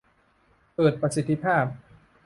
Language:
Thai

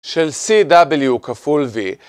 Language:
Hebrew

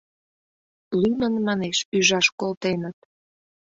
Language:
Mari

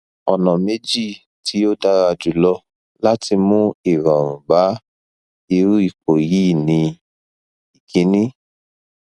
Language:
Yoruba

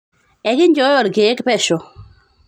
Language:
Masai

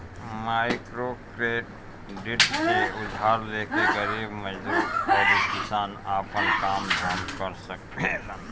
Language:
Bhojpuri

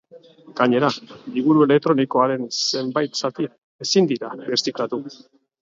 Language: Basque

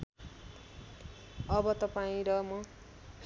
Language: Nepali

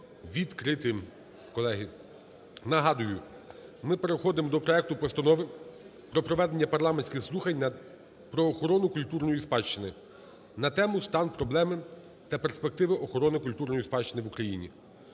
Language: Ukrainian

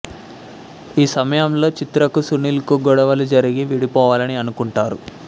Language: Telugu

